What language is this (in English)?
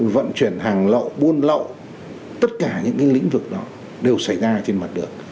Vietnamese